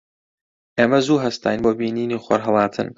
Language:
Central Kurdish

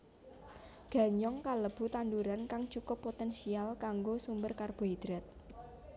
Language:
Javanese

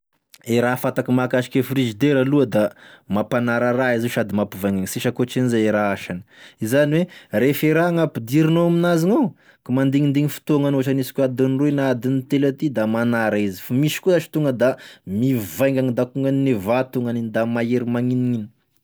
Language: Tesaka Malagasy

